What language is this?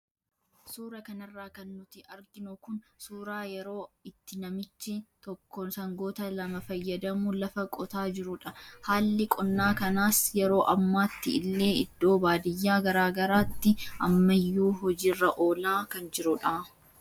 Oromo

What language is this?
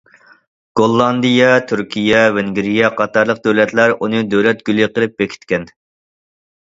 Uyghur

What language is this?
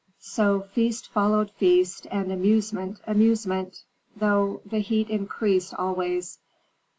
English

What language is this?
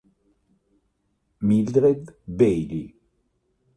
Italian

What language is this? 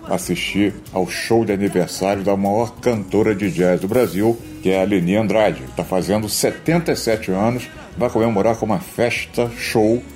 Portuguese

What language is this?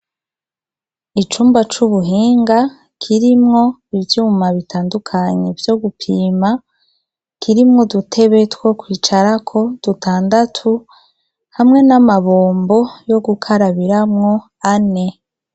Rundi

